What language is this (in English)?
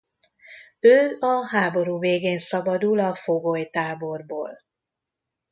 Hungarian